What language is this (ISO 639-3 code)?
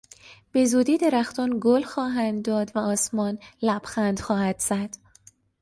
fas